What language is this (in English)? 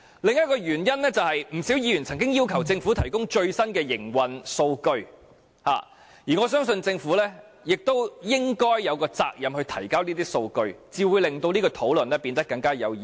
Cantonese